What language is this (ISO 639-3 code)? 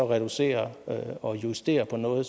dan